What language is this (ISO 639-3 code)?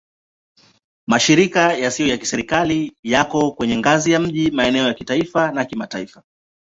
swa